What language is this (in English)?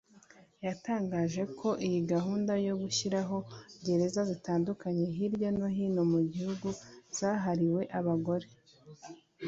Kinyarwanda